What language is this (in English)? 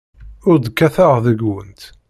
Kabyle